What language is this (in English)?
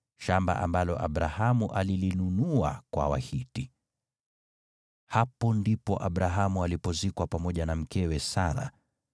Swahili